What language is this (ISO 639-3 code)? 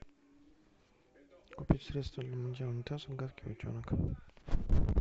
rus